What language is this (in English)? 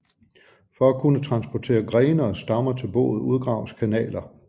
Danish